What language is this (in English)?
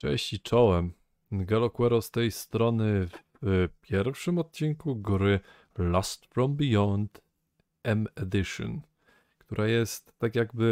Polish